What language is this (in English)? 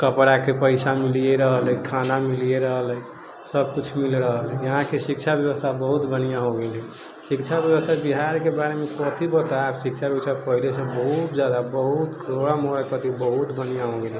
Maithili